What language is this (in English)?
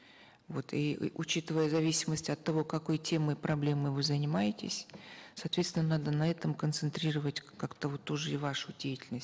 Kazakh